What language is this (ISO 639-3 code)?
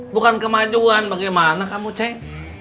ind